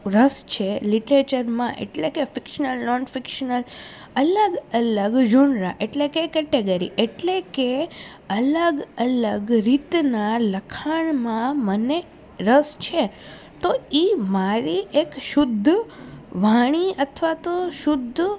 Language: Gujarati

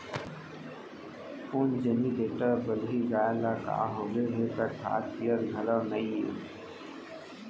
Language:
Chhattisgarhi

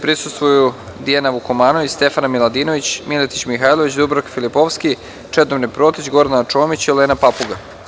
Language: Serbian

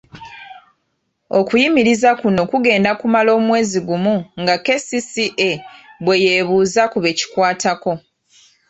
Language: Ganda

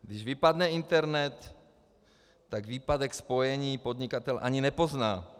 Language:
Czech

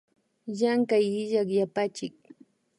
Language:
Imbabura Highland Quichua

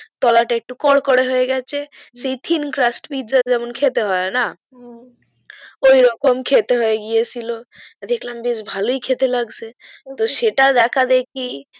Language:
Bangla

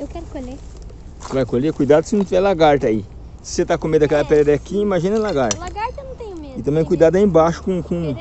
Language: Portuguese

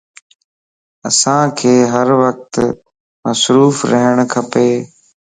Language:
Lasi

